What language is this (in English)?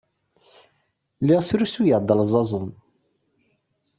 Kabyle